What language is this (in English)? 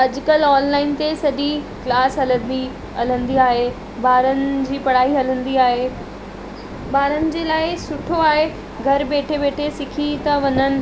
Sindhi